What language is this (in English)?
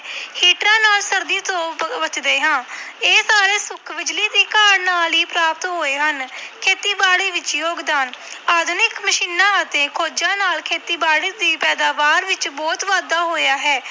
Punjabi